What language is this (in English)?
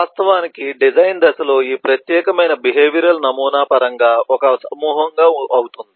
Telugu